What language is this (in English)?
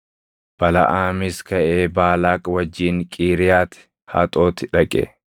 Oromo